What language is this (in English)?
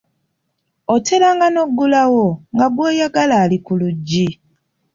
Ganda